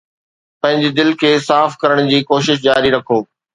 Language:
Sindhi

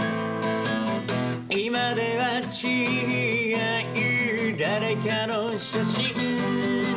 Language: Japanese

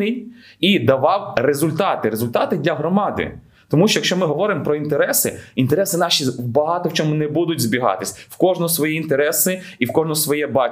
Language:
Ukrainian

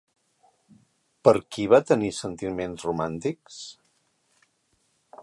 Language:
Catalan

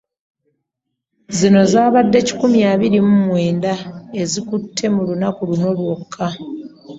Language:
Ganda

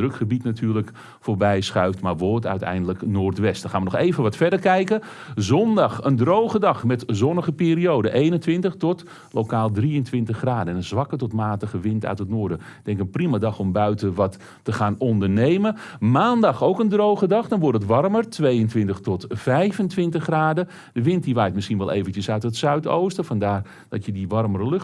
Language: Dutch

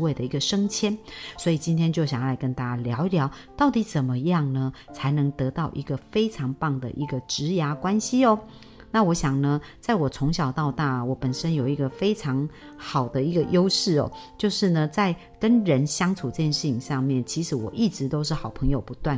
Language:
Chinese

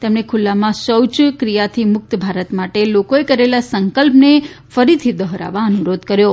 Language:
Gujarati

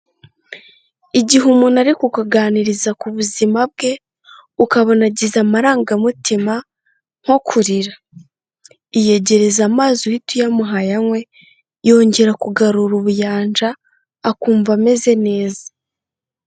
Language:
Kinyarwanda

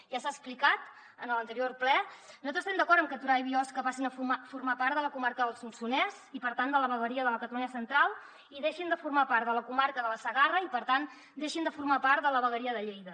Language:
Catalan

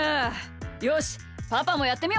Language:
Japanese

